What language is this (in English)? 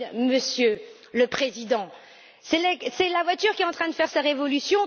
French